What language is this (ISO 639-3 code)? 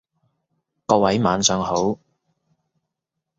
yue